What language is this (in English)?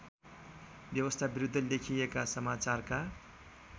Nepali